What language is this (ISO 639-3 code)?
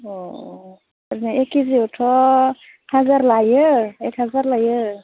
brx